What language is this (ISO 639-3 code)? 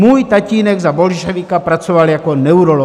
ces